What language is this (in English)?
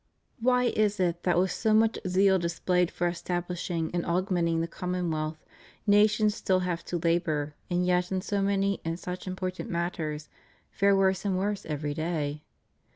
English